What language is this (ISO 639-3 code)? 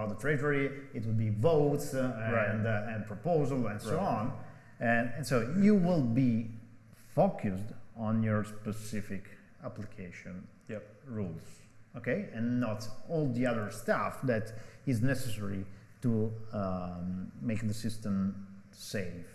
eng